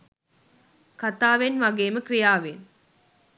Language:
Sinhala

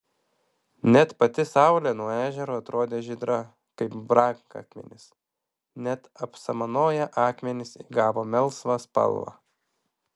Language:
Lithuanian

